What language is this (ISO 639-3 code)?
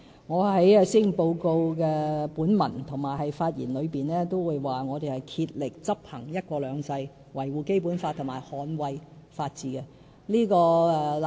yue